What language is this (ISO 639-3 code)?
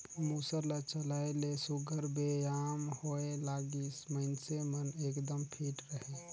hne